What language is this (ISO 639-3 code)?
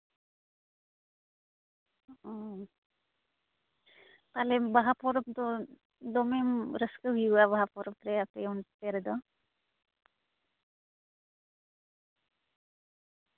sat